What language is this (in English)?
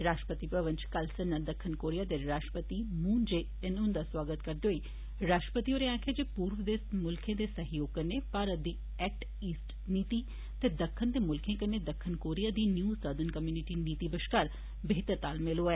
Dogri